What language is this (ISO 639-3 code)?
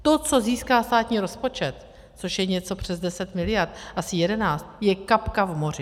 ces